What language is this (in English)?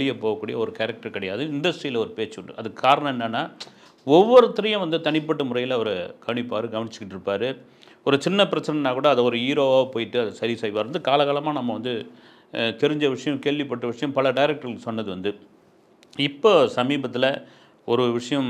Tamil